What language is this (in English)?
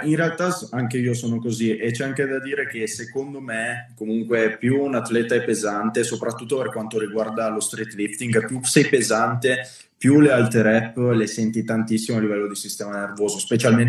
Italian